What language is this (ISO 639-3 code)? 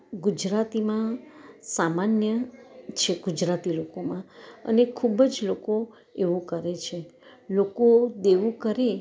guj